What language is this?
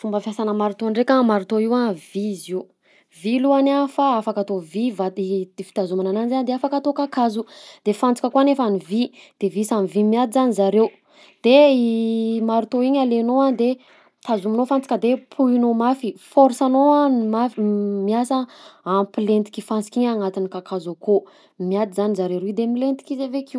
Southern Betsimisaraka Malagasy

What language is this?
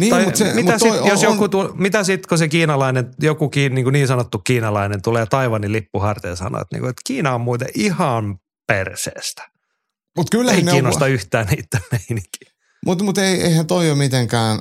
Finnish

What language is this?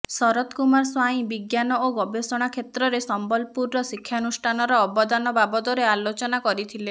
Odia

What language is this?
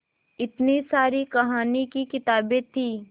Hindi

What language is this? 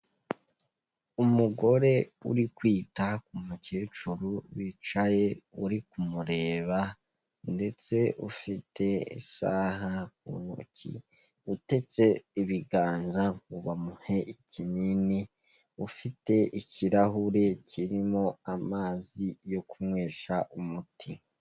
Kinyarwanda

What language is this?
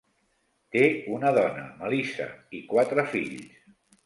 Catalan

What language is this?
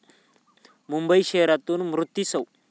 Marathi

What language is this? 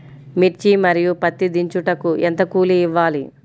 Telugu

